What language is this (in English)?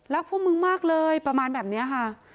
Thai